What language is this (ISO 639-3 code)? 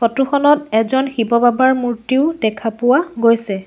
asm